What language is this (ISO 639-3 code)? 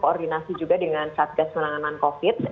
ind